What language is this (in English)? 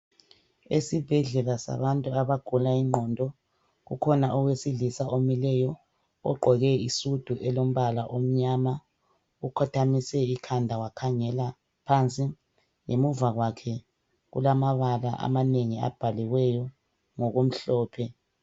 North Ndebele